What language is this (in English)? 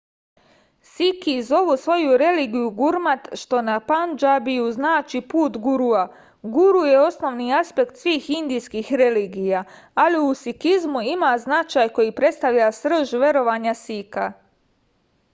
Serbian